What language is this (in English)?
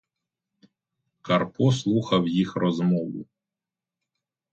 Ukrainian